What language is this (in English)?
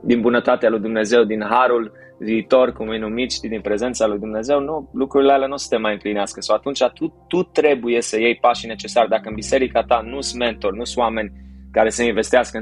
Romanian